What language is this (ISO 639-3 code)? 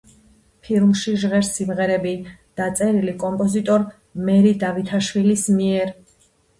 kat